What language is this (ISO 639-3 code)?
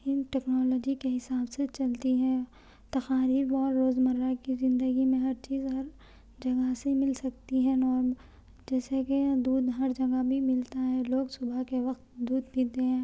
urd